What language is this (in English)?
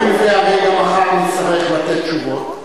Hebrew